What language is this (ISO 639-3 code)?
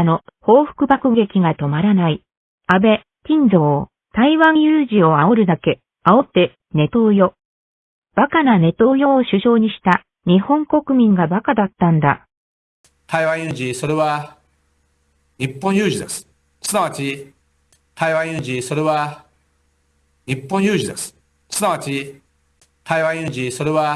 jpn